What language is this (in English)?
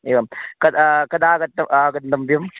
Sanskrit